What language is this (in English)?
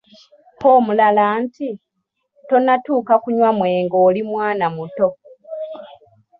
Ganda